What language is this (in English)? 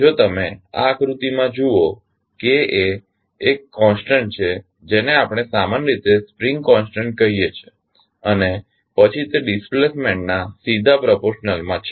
Gujarati